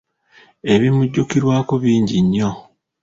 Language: Ganda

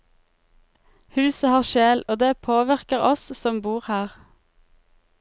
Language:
Norwegian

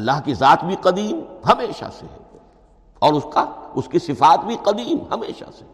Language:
Urdu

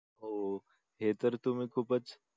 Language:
Marathi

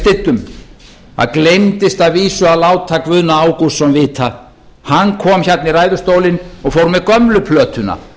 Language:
Icelandic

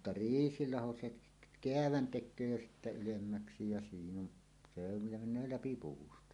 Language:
Finnish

